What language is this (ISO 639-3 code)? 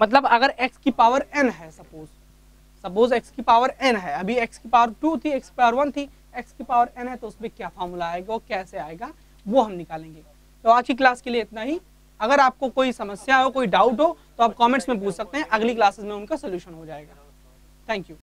hin